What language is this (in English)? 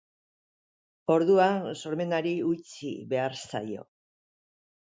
Basque